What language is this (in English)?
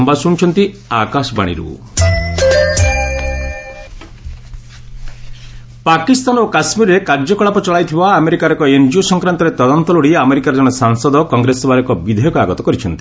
Odia